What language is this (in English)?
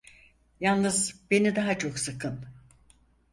Turkish